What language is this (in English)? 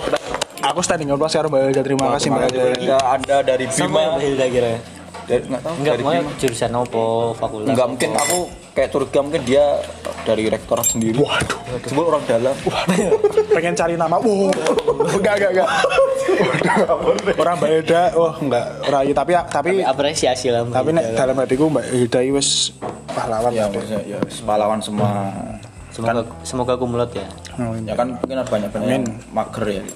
Indonesian